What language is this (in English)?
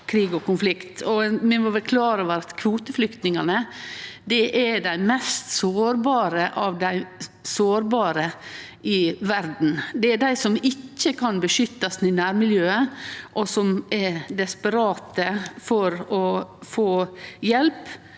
Norwegian